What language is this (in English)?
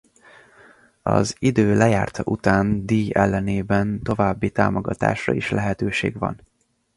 Hungarian